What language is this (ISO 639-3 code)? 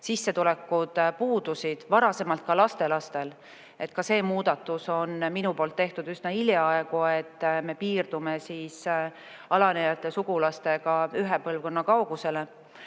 est